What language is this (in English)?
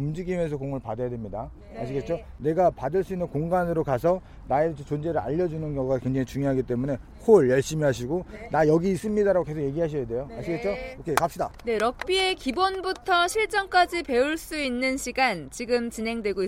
Korean